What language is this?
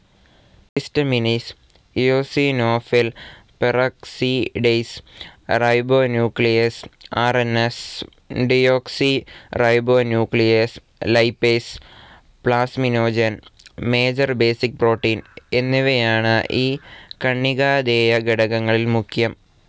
Malayalam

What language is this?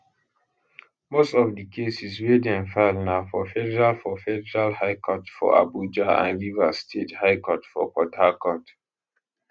Nigerian Pidgin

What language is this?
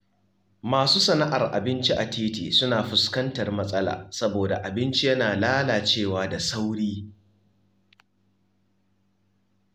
Hausa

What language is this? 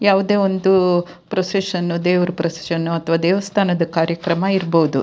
Kannada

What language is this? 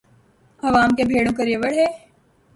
Urdu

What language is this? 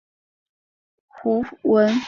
Chinese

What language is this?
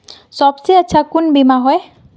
Magahi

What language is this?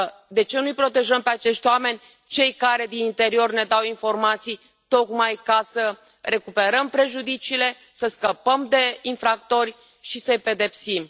Romanian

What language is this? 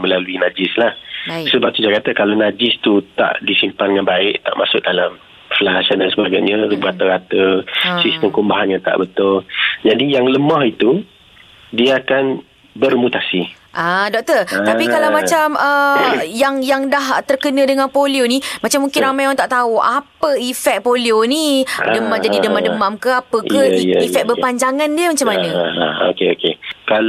Malay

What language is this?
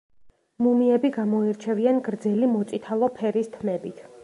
Georgian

